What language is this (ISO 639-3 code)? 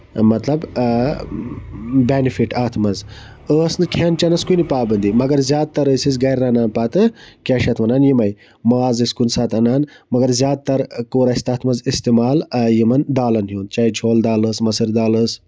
kas